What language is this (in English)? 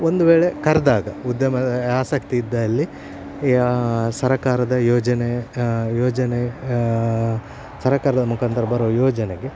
Kannada